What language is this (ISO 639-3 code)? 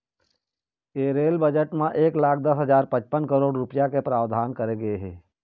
hne